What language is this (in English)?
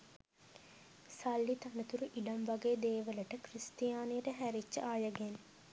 Sinhala